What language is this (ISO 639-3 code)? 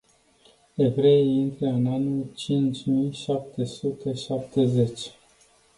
ron